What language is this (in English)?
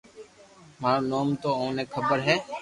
Loarki